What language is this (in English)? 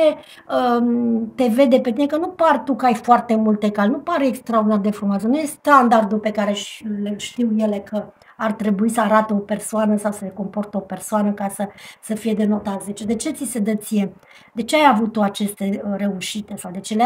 Romanian